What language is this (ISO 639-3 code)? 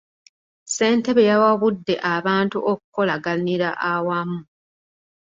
lug